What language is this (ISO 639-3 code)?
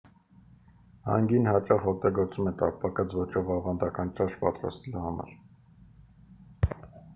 hye